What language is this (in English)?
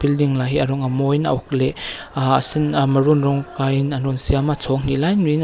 Mizo